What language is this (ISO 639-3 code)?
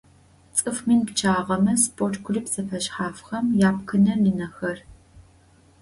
ady